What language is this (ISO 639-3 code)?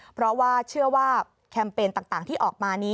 tha